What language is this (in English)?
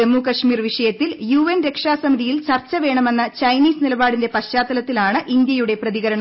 Malayalam